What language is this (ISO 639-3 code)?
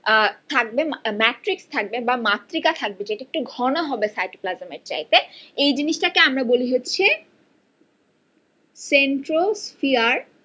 ben